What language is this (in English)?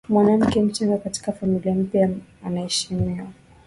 Swahili